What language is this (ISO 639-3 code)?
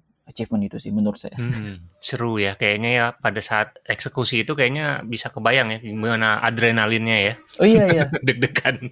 ind